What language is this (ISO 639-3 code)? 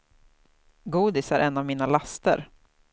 swe